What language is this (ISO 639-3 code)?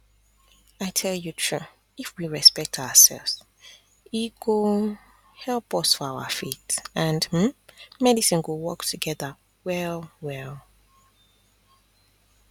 pcm